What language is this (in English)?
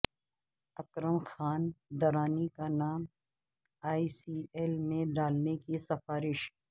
Urdu